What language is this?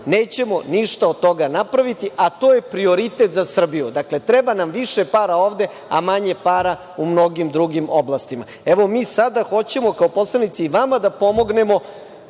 Serbian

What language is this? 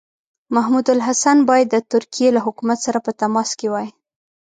Pashto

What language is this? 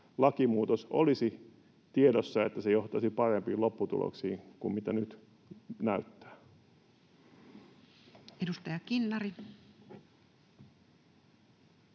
Finnish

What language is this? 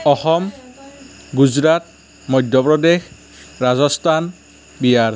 Assamese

